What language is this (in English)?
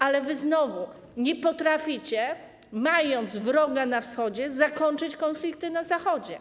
Polish